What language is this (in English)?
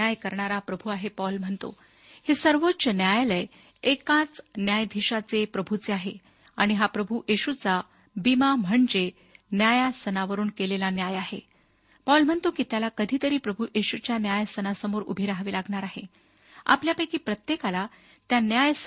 Marathi